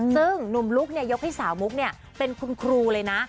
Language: Thai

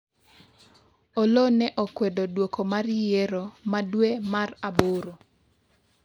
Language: Luo (Kenya and Tanzania)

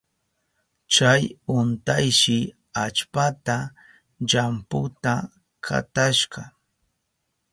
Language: Southern Pastaza Quechua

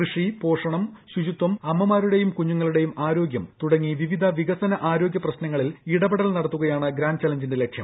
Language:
Malayalam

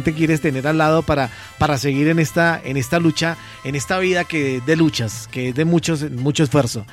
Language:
Spanish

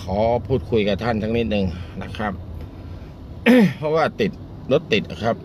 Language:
Thai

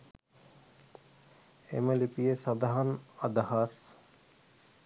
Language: Sinhala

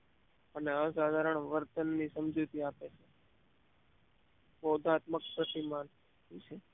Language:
Gujarati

